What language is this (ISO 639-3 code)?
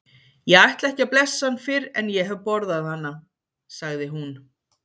isl